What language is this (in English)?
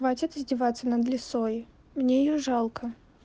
Russian